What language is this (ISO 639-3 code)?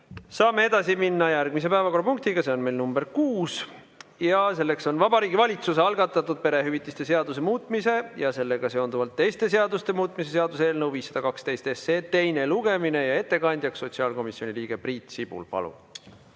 est